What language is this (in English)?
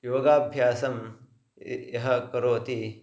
Sanskrit